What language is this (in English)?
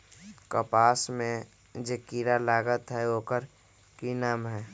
Magahi